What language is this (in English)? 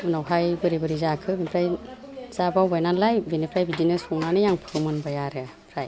Bodo